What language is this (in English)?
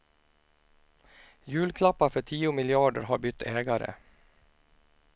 Swedish